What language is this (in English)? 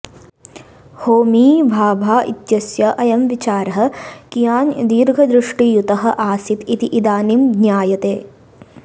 Sanskrit